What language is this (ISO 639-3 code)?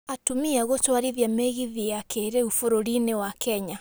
kik